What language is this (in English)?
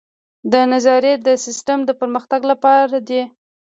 Pashto